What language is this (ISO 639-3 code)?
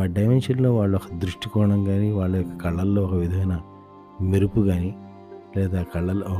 tel